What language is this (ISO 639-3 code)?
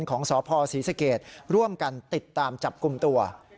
tha